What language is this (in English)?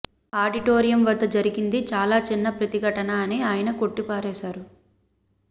Telugu